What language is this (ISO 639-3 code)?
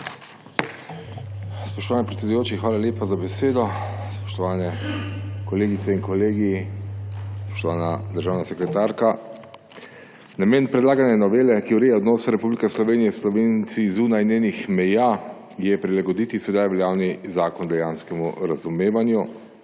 slv